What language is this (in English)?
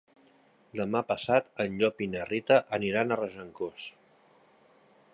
Catalan